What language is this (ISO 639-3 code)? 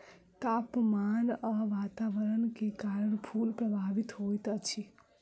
mai